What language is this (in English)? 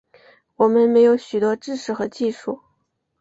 Chinese